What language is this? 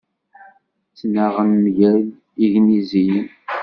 Kabyle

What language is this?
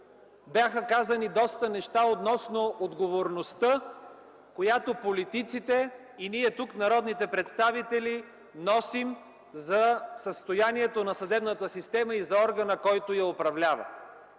Bulgarian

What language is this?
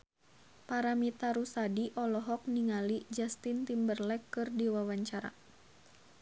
Sundanese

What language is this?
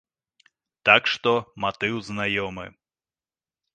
Belarusian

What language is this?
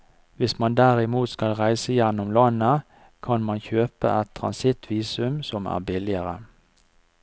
Norwegian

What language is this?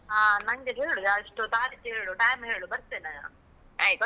Kannada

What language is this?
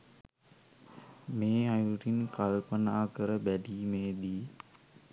Sinhala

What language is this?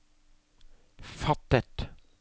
Norwegian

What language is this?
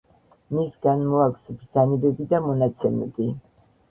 Georgian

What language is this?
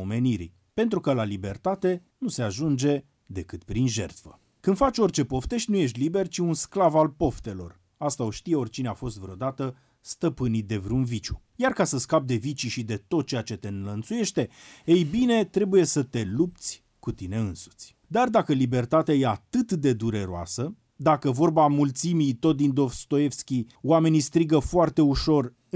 Romanian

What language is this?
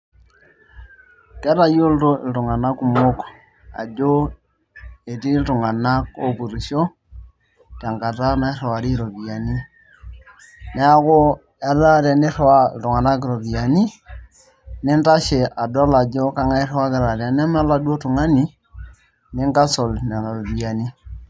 Masai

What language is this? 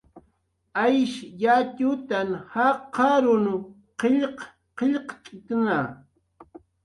Jaqaru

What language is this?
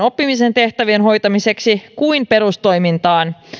Finnish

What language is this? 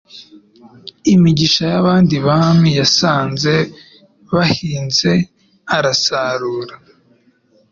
Kinyarwanda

